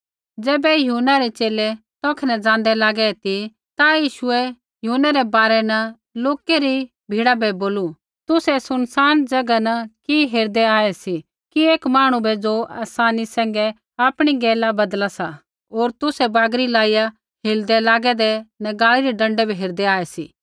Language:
Kullu Pahari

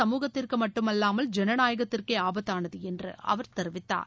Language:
Tamil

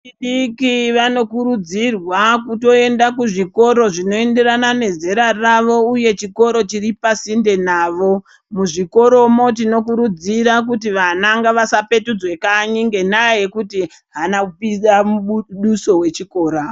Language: Ndau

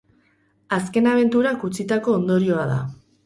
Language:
Basque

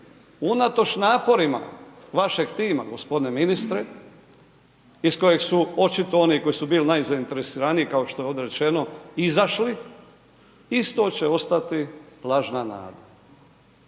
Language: Croatian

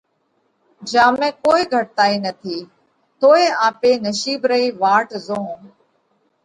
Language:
Parkari Koli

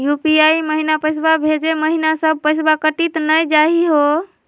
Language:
Magahi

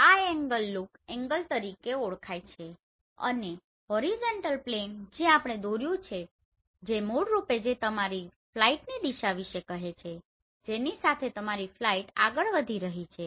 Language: Gujarati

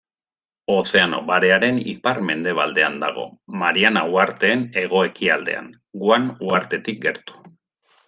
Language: Basque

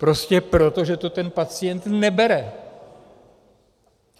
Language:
Czech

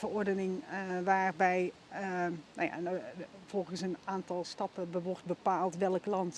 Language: Dutch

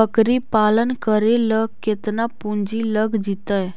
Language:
Magahi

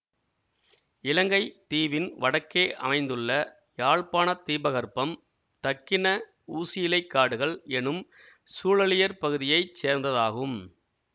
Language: Tamil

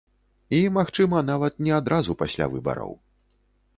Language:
Belarusian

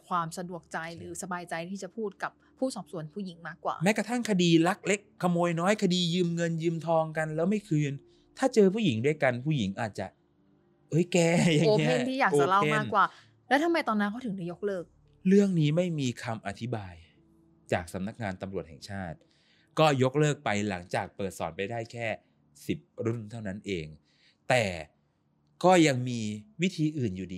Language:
Thai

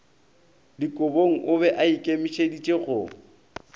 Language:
Northern Sotho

